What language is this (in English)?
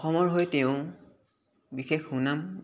Assamese